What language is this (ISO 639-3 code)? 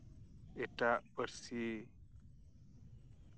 sat